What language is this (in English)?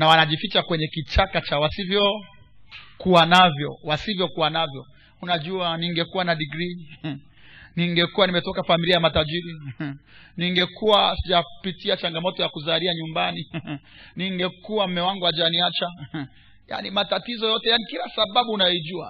Swahili